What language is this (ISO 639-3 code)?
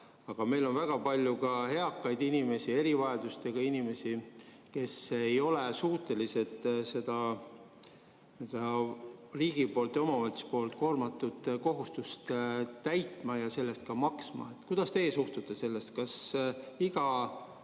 est